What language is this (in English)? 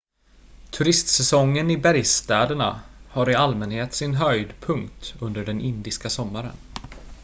Swedish